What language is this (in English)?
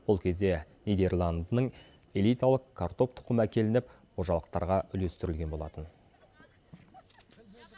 Kazakh